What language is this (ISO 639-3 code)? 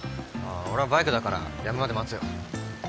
jpn